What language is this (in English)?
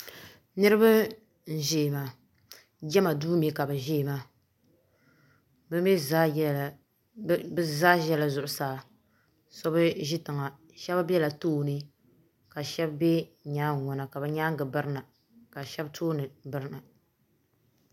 Dagbani